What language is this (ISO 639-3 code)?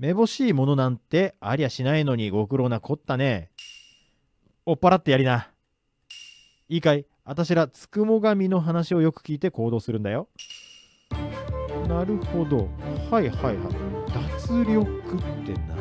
jpn